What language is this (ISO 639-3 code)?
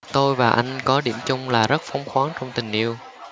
vie